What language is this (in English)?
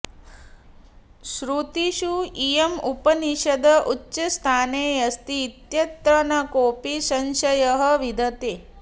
Sanskrit